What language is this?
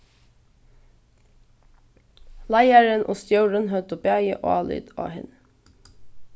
Faroese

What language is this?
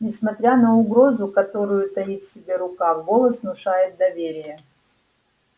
Russian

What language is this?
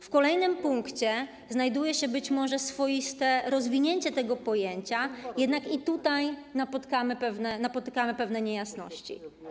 Polish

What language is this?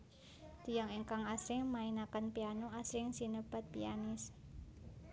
Javanese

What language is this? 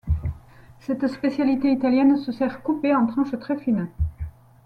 French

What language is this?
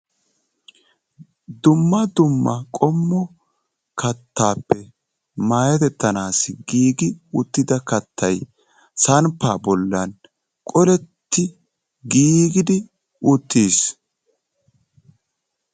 Wolaytta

